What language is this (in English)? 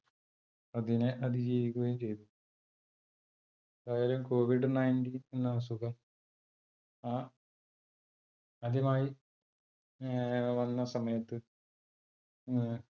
Malayalam